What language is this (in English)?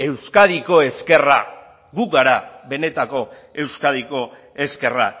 Basque